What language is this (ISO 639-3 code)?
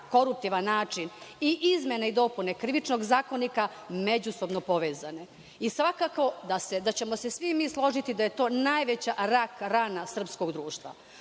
srp